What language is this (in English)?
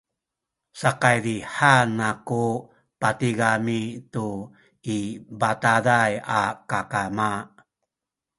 Sakizaya